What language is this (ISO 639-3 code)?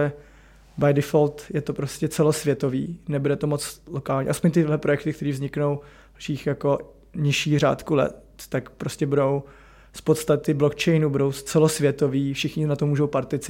ces